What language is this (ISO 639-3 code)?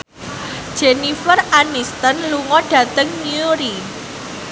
jav